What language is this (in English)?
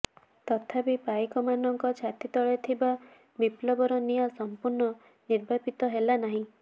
Odia